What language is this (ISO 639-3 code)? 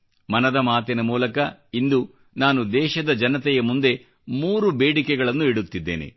kan